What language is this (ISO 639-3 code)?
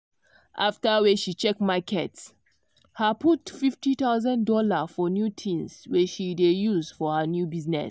pcm